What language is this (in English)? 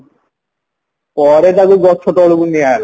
Odia